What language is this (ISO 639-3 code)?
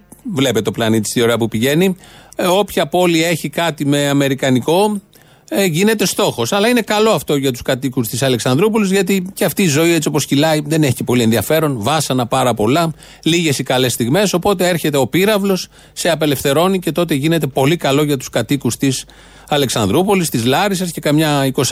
ell